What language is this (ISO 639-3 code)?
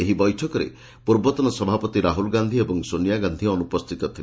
ori